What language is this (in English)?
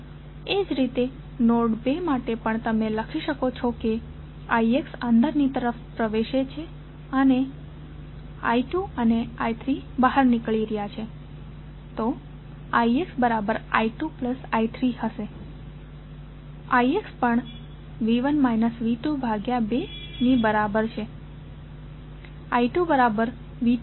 Gujarati